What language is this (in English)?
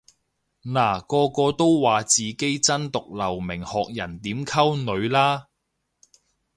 Cantonese